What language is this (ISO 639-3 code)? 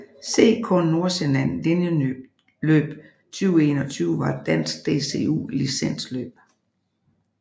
dan